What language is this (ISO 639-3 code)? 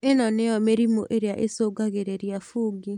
kik